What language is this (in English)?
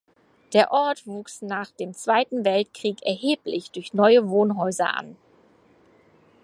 German